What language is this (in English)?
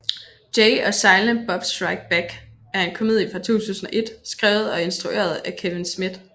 Danish